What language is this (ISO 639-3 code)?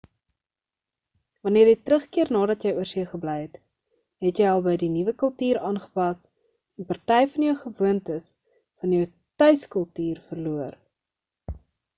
afr